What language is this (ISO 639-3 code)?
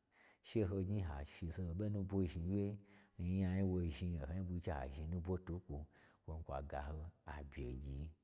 gbr